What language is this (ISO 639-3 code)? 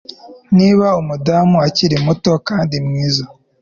kin